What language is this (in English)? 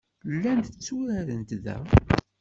Kabyle